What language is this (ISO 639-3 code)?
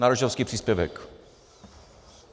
ces